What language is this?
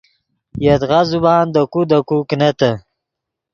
Yidgha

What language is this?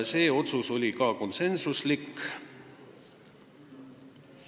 Estonian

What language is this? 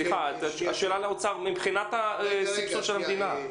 Hebrew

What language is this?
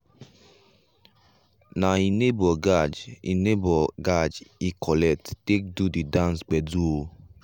Nigerian Pidgin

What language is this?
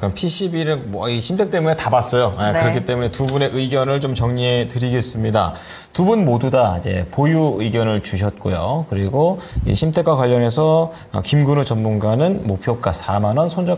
Korean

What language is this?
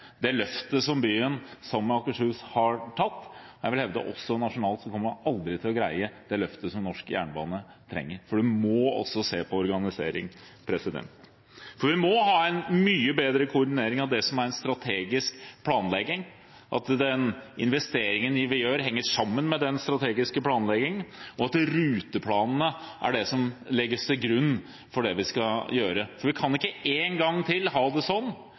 Norwegian Bokmål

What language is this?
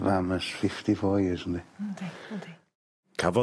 Welsh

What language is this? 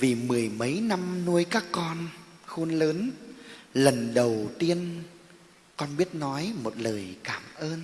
Vietnamese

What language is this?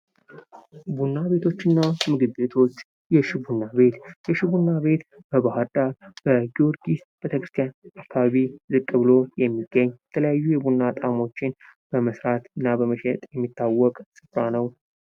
Amharic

